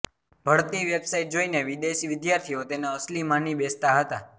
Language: Gujarati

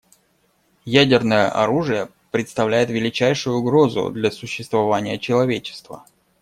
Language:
Russian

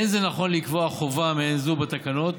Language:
Hebrew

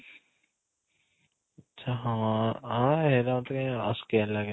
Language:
Odia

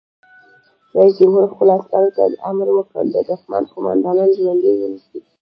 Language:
Pashto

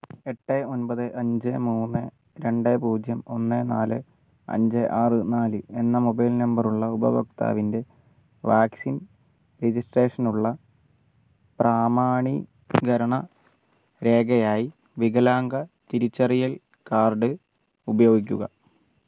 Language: Malayalam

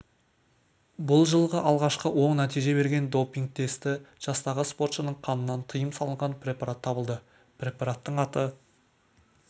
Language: Kazakh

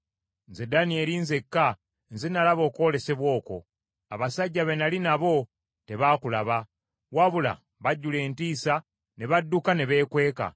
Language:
Ganda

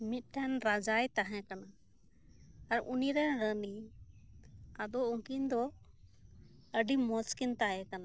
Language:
Santali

